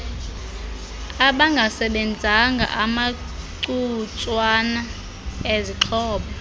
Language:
Xhosa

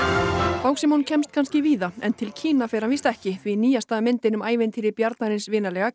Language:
Icelandic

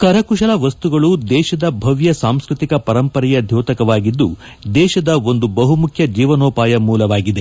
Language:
Kannada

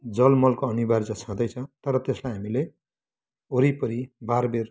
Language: Nepali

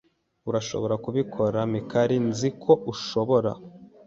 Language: Kinyarwanda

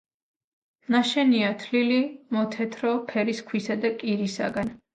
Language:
Georgian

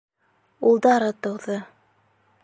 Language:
Bashkir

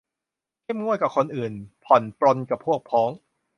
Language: Thai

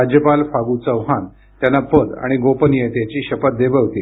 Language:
Marathi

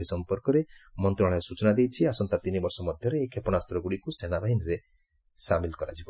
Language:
Odia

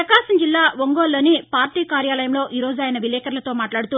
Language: Telugu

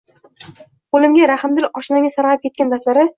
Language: Uzbek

